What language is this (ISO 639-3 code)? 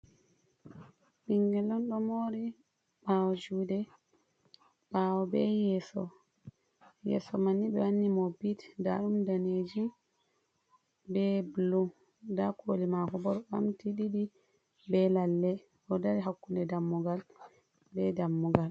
ful